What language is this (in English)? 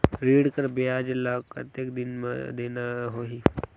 Chhattisgarhi